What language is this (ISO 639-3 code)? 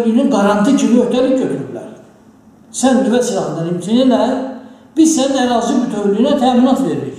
tur